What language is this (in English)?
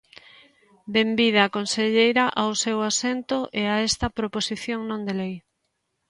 Galician